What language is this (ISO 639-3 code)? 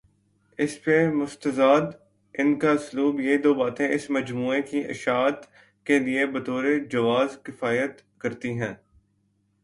urd